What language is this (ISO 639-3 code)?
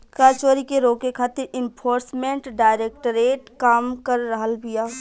bho